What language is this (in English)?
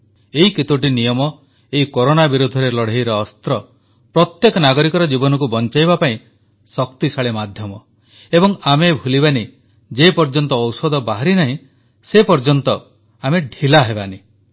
Odia